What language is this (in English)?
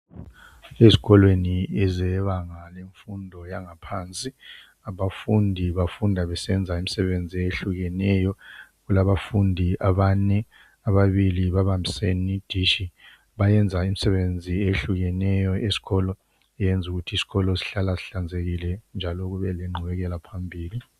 North Ndebele